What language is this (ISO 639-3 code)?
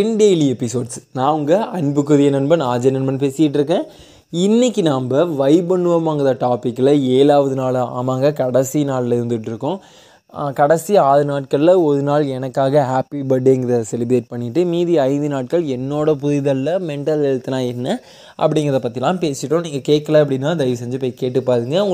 tam